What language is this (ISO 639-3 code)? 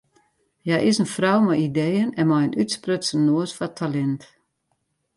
fry